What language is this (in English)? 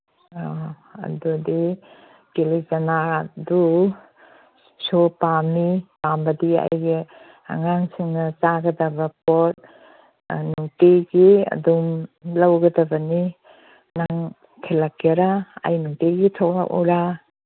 Manipuri